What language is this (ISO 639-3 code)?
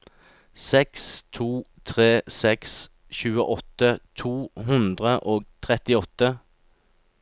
nor